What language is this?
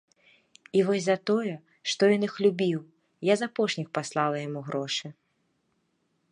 Belarusian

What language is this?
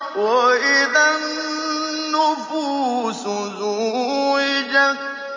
Arabic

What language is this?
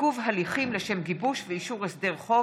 Hebrew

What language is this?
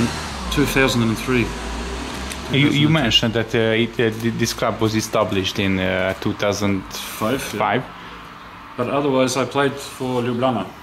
English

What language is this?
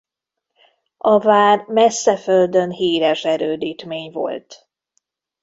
Hungarian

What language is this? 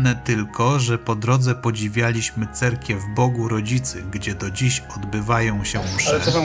Polish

